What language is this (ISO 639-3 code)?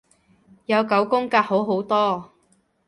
yue